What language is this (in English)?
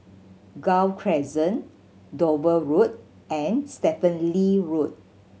English